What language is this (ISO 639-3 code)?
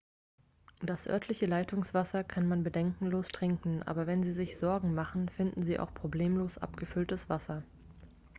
deu